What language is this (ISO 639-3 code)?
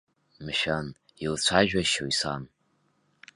abk